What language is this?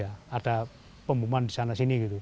Indonesian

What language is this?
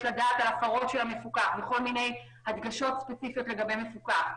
Hebrew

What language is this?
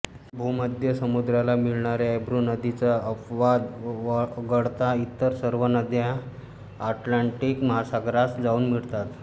Marathi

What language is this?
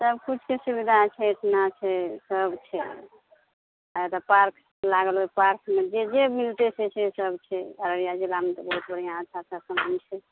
Maithili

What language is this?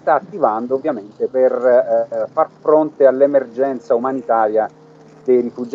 Italian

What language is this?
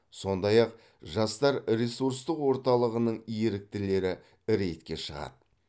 Kazakh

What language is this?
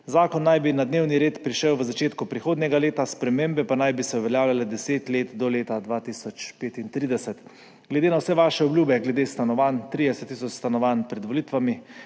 Slovenian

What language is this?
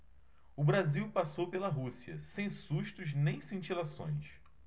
Portuguese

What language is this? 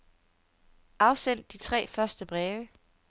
Danish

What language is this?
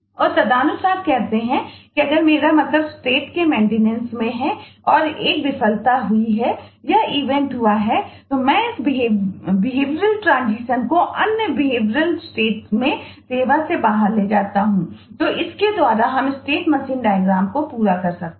Hindi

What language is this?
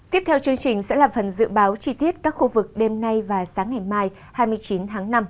Vietnamese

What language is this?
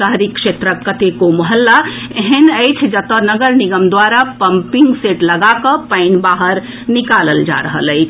Maithili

